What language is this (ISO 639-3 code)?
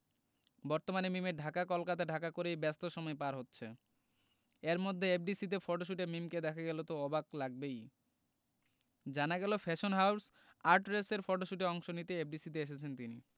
ben